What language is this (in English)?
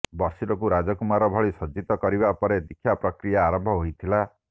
Odia